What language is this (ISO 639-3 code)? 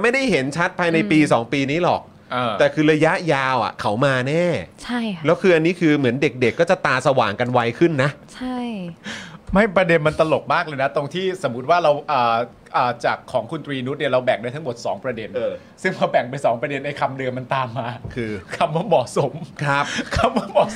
tha